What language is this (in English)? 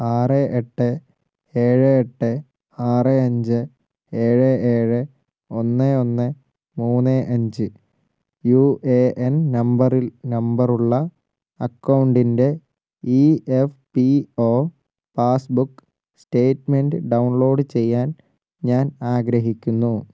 Malayalam